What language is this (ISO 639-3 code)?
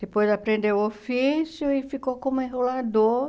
por